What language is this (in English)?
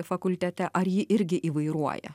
Lithuanian